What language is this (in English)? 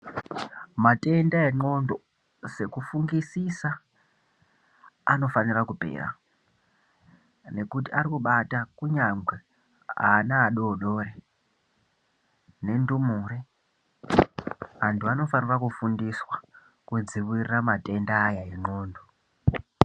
Ndau